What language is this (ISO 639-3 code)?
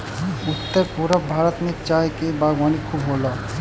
bho